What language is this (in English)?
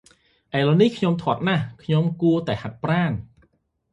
Khmer